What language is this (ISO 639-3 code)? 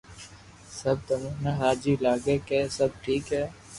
lrk